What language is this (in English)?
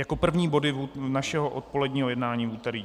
Czech